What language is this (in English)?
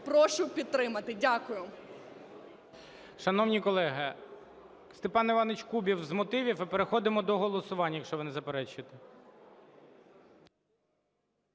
Ukrainian